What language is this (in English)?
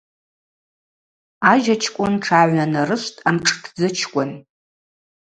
Abaza